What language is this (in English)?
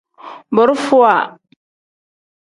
Tem